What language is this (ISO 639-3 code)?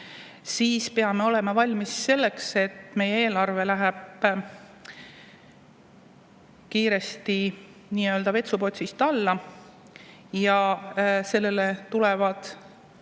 est